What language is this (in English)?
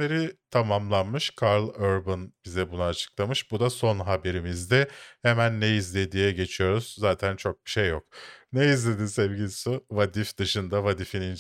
Turkish